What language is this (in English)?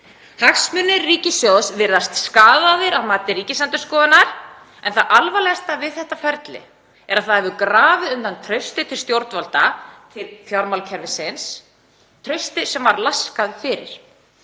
Icelandic